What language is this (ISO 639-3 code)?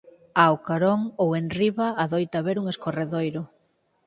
glg